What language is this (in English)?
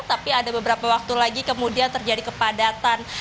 Indonesian